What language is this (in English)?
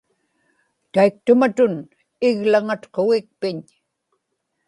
Inupiaq